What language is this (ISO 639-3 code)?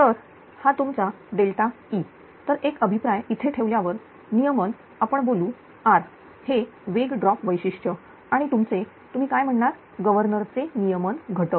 mar